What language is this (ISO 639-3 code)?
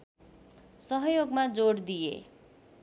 nep